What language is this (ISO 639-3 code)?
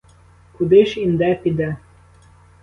ukr